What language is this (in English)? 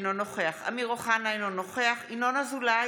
Hebrew